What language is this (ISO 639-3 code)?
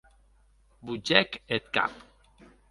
oci